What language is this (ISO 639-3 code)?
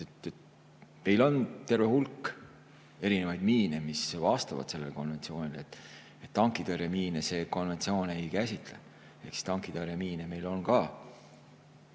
est